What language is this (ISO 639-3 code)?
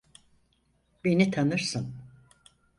tur